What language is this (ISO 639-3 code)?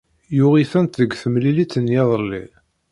kab